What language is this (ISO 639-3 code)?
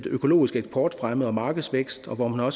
dan